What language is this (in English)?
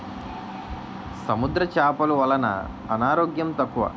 Telugu